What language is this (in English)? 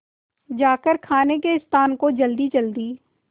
Hindi